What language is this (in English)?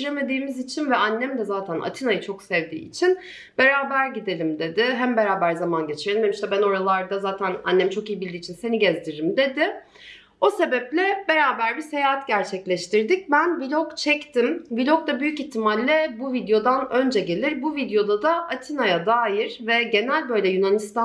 Turkish